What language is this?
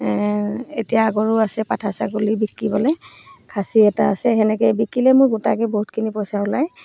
Assamese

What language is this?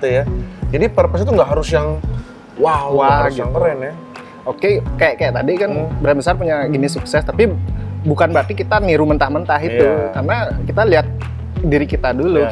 Indonesian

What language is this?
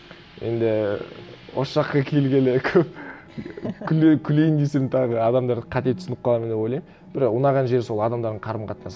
Kazakh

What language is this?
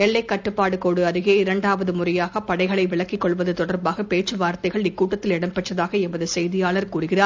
Tamil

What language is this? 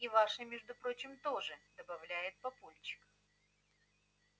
Russian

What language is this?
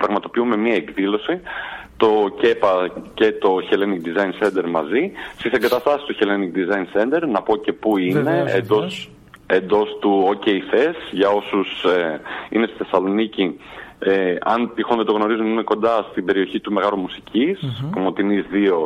Greek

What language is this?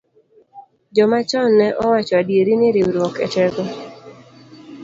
Luo (Kenya and Tanzania)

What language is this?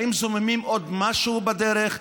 Hebrew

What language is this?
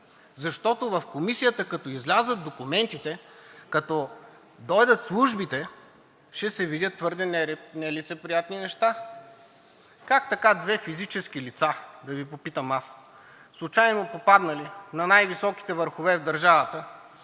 Bulgarian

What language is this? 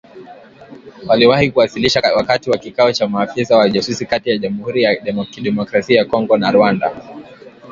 Swahili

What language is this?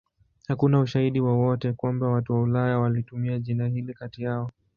Swahili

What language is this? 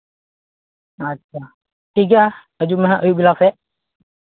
Santali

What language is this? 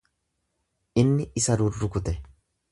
Oromo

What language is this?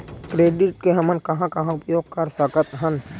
Chhattisgarhi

